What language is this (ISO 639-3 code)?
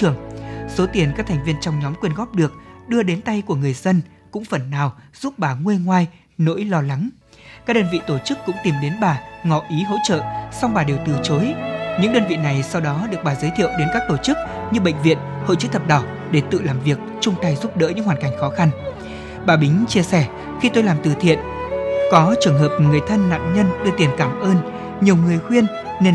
vie